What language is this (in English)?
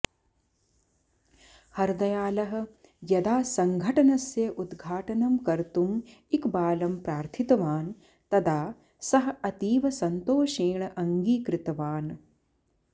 Sanskrit